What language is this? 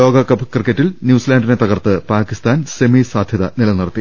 Malayalam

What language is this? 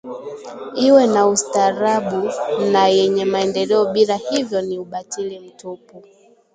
Swahili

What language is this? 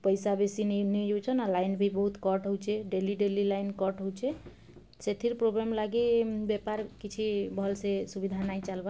Odia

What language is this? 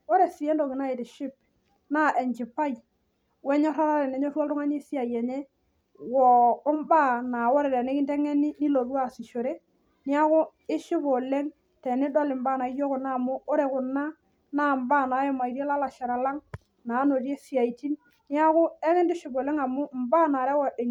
Masai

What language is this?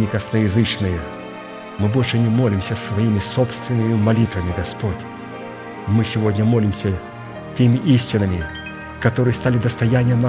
Russian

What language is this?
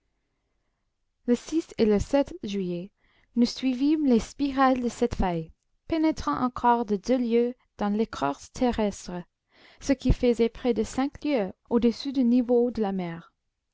French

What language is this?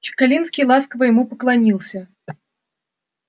Russian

